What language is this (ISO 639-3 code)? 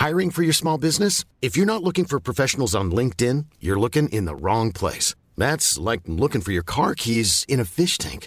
fas